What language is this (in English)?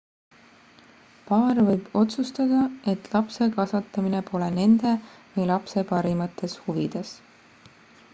Estonian